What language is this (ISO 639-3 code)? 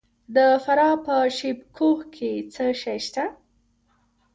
pus